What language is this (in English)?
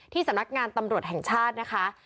Thai